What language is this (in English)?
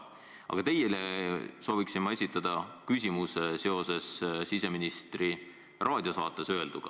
Estonian